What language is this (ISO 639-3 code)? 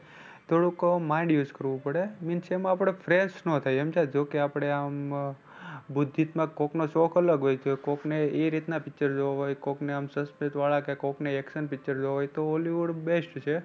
guj